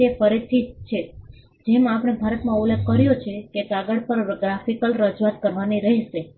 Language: Gujarati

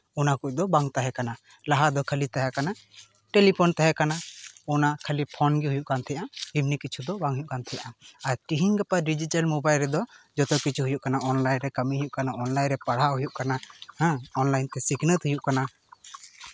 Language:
Santali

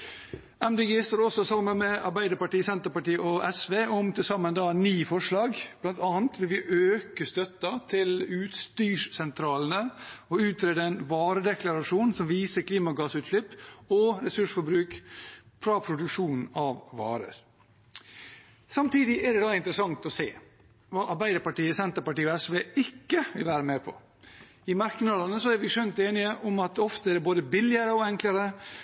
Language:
Norwegian Bokmål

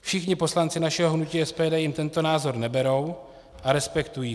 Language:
Czech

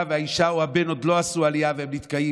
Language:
Hebrew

